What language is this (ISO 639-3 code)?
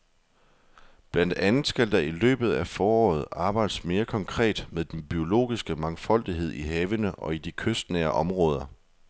dan